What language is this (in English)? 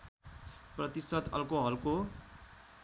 Nepali